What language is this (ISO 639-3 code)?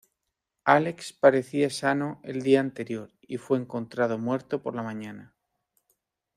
spa